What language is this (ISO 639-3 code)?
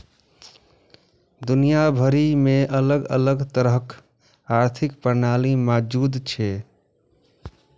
mai